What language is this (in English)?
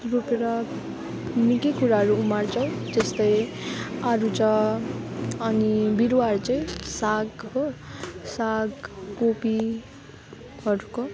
Nepali